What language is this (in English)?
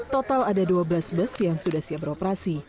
Indonesian